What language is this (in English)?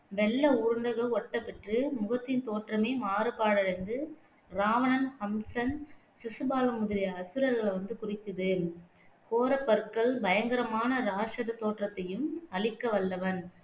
Tamil